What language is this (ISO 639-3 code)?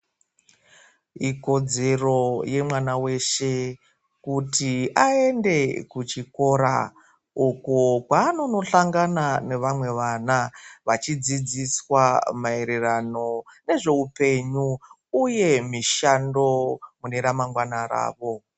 ndc